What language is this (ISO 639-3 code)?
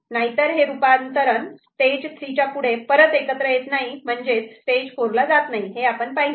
mar